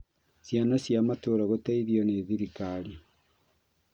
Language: Kikuyu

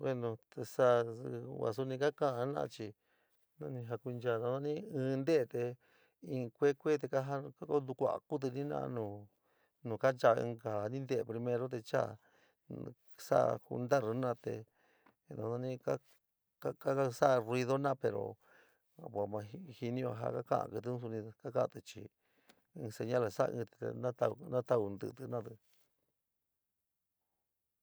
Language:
San Miguel El Grande Mixtec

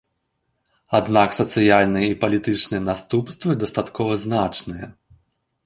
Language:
Belarusian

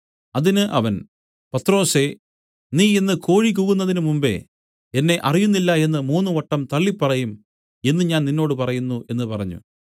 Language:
Malayalam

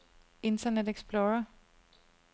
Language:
Danish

